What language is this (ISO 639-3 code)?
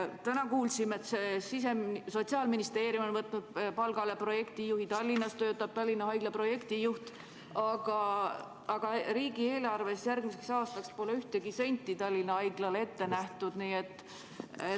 est